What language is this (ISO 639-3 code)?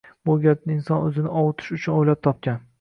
uzb